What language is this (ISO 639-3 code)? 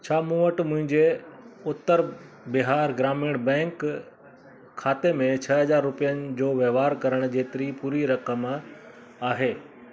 snd